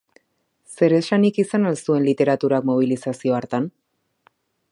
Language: Basque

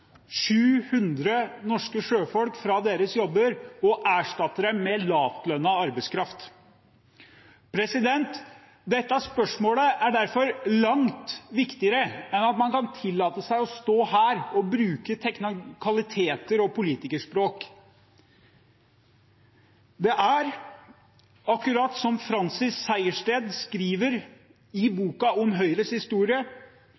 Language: Norwegian Bokmål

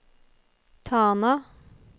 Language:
Norwegian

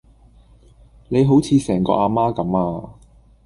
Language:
Cantonese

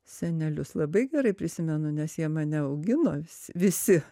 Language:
Lithuanian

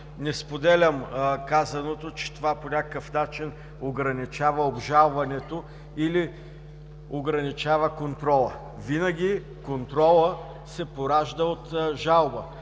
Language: Bulgarian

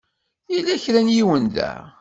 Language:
Kabyle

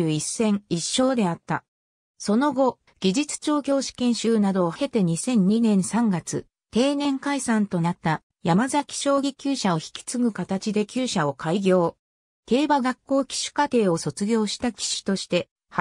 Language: Japanese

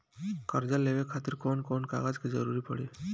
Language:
Bhojpuri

